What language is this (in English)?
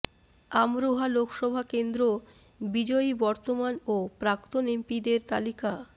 Bangla